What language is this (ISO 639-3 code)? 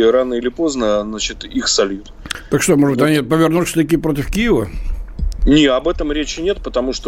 rus